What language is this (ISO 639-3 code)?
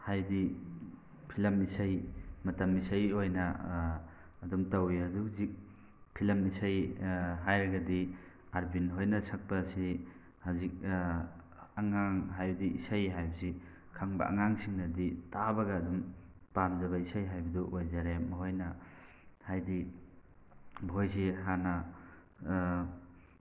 mni